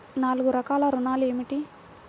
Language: Telugu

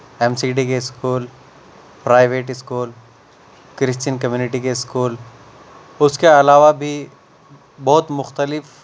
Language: Urdu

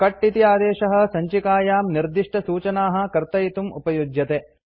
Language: Sanskrit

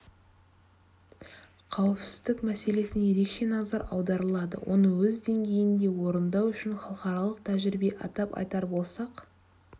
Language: Kazakh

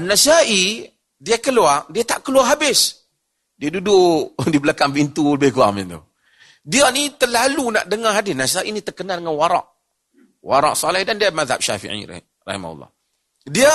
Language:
Malay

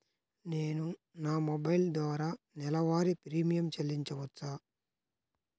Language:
Telugu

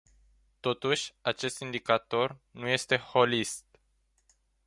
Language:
Romanian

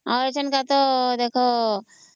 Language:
Odia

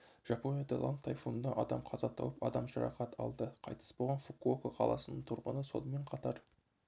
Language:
Kazakh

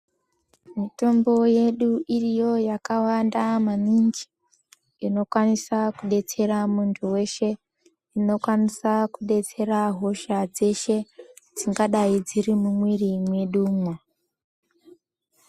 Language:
Ndau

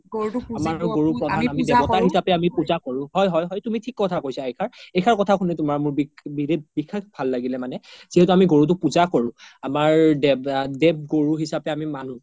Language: Assamese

